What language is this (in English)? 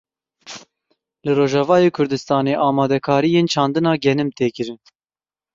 Kurdish